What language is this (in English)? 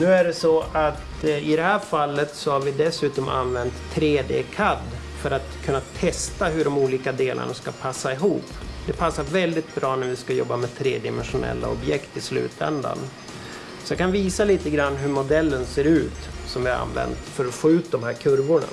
Swedish